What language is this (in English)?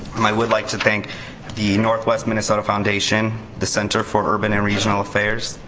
English